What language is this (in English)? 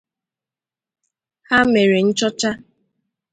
Igbo